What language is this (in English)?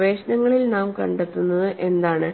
Malayalam